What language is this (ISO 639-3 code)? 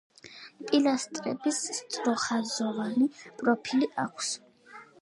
kat